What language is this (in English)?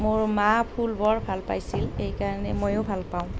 Assamese